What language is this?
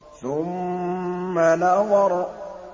Arabic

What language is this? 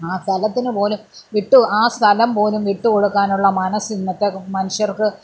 Malayalam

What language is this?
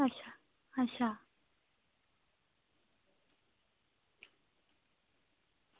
Dogri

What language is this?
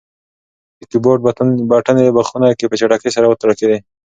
Pashto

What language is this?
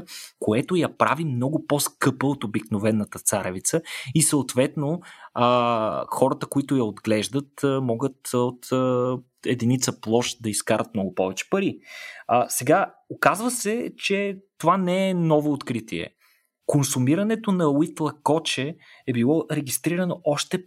Bulgarian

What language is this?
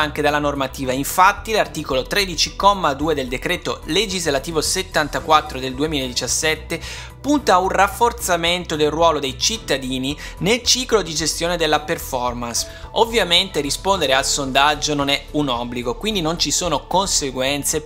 Italian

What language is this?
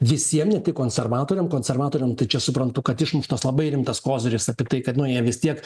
Lithuanian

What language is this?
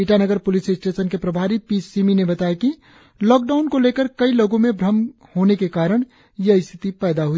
Hindi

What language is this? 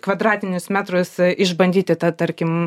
Lithuanian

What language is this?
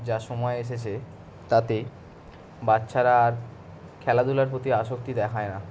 Bangla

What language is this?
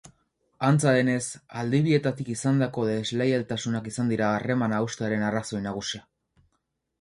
Basque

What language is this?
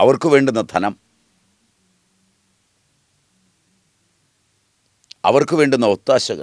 Malayalam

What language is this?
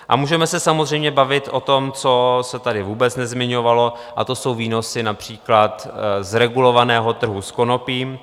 Czech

